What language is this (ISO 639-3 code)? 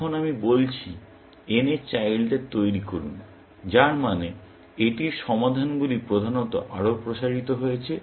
ben